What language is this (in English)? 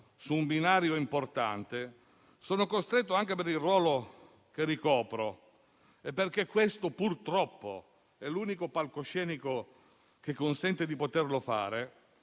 Italian